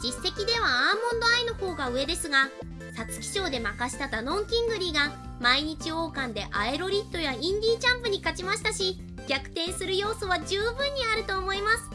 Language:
Japanese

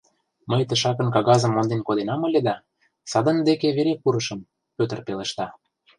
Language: Mari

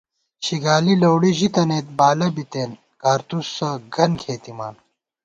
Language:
Gawar-Bati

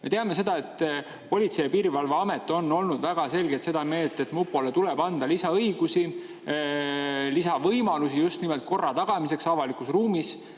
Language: Estonian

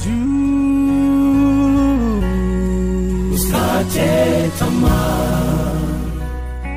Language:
Swahili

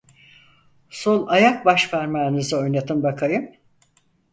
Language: Turkish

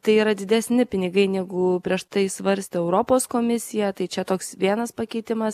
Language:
Lithuanian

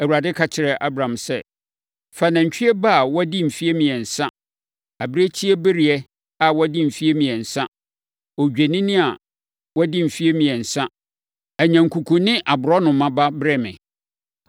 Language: Akan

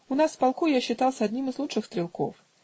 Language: Russian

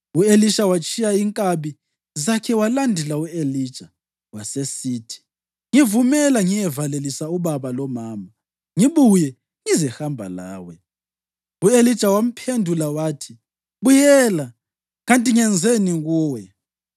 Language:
North Ndebele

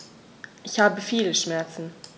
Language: German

